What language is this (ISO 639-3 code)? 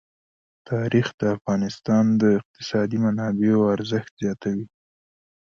pus